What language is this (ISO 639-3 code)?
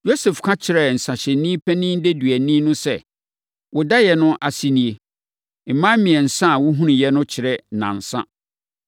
aka